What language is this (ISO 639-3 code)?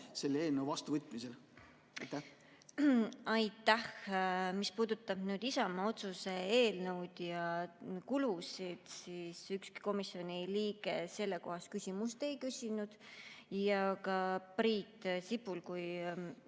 est